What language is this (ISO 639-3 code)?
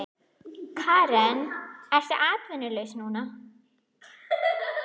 isl